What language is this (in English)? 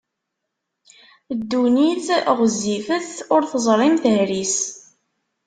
Kabyle